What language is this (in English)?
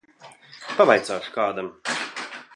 Latvian